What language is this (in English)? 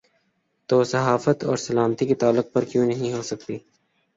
Urdu